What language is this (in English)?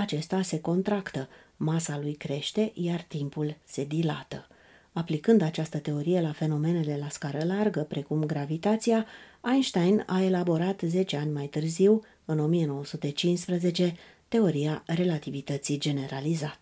Romanian